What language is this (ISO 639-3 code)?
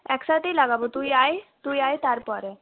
ben